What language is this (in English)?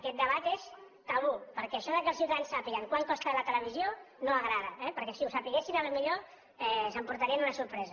Catalan